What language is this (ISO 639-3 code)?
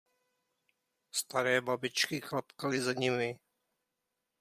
ces